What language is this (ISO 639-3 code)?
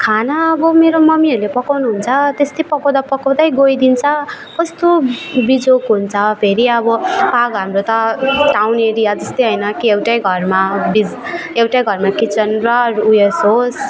nep